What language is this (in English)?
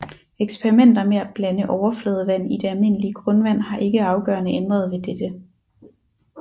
Danish